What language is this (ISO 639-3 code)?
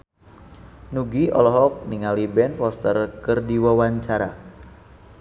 sun